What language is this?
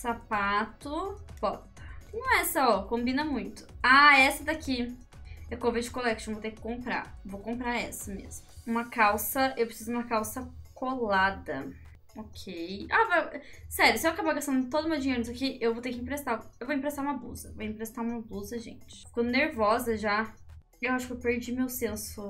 Portuguese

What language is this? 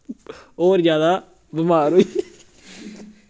Dogri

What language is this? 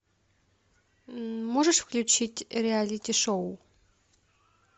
Russian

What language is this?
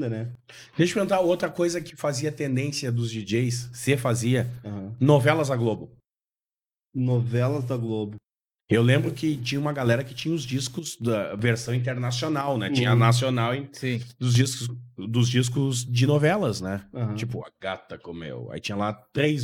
Portuguese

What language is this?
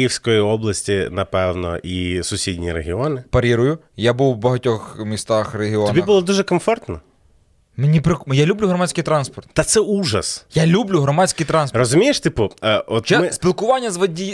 Ukrainian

